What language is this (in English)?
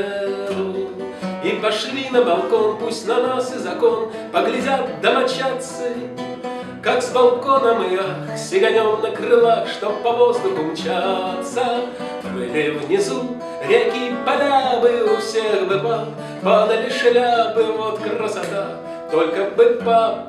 Russian